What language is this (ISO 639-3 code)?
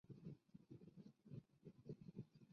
zho